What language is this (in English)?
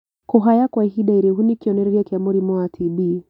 Kikuyu